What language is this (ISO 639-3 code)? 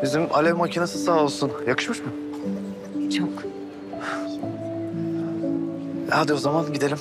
tur